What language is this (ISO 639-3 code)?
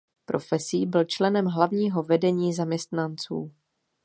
ces